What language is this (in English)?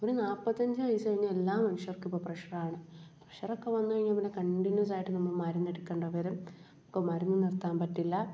Malayalam